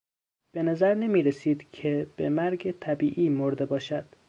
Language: Persian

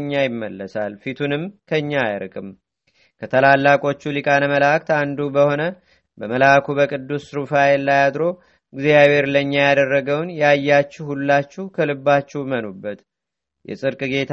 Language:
Amharic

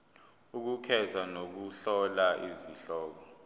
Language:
Zulu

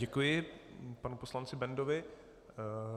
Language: Czech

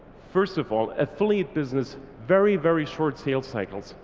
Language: English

